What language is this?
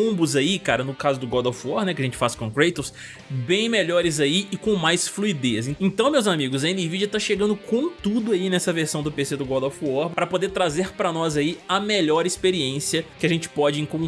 Portuguese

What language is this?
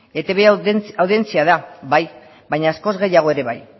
Basque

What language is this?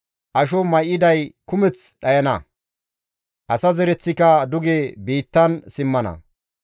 Gamo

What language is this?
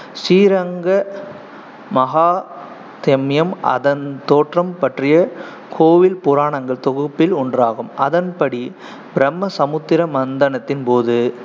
Tamil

